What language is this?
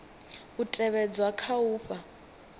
Venda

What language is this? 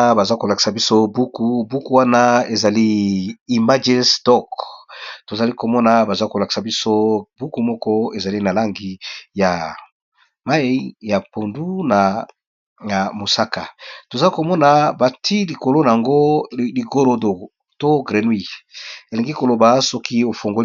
Lingala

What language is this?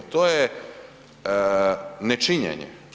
Croatian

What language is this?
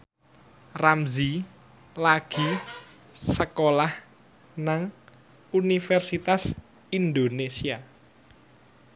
Javanese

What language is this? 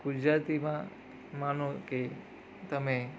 Gujarati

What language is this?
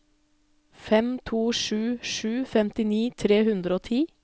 Norwegian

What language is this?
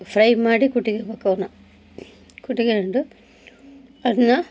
Kannada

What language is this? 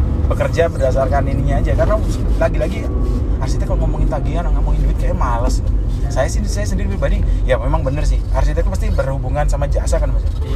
Indonesian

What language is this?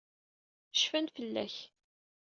Kabyle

